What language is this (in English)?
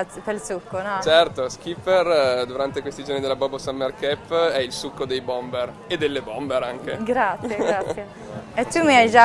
Italian